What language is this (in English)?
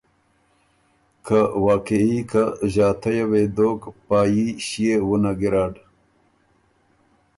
Ormuri